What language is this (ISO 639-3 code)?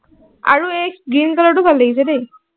asm